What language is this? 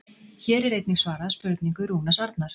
Icelandic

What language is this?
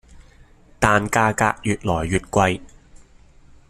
Cantonese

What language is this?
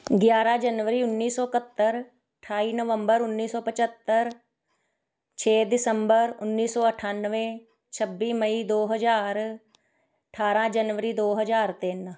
Punjabi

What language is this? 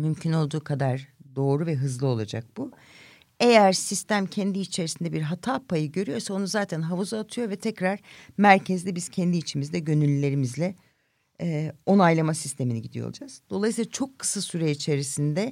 Turkish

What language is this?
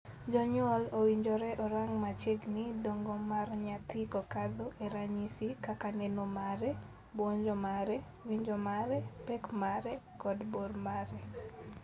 Luo (Kenya and Tanzania)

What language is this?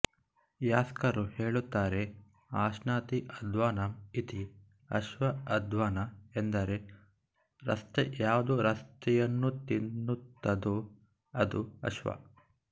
Kannada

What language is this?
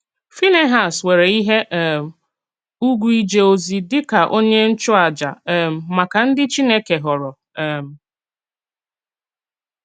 Igbo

